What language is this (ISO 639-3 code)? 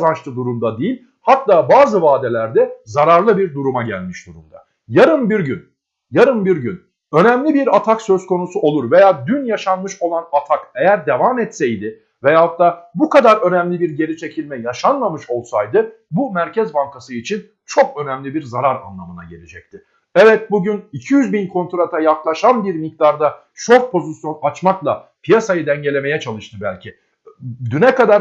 tur